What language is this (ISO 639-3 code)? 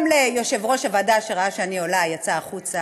heb